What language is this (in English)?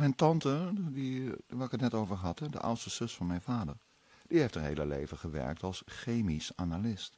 Dutch